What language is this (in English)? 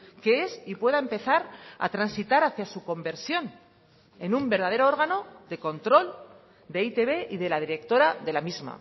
Spanish